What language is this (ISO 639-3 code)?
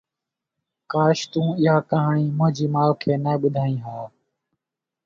snd